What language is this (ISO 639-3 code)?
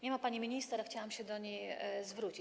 pol